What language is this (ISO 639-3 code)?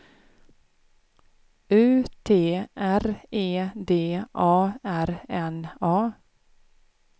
swe